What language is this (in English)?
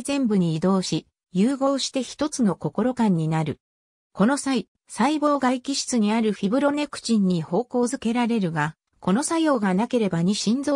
Japanese